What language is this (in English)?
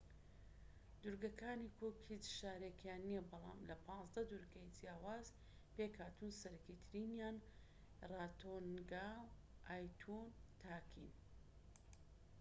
Central Kurdish